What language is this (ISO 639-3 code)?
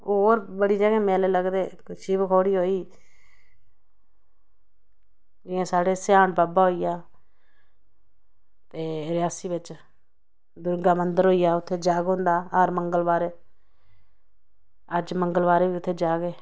doi